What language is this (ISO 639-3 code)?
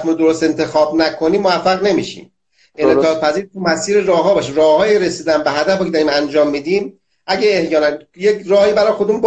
fas